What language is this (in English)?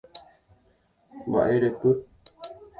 Guarani